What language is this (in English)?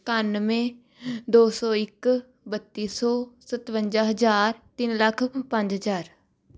Punjabi